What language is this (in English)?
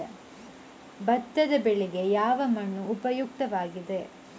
Kannada